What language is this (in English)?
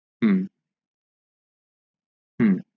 Bangla